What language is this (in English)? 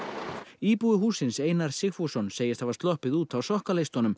Icelandic